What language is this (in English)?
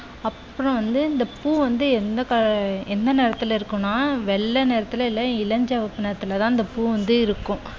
Tamil